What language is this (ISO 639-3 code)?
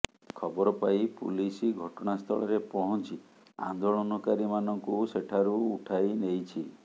ori